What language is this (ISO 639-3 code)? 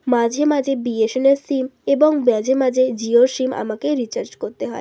ben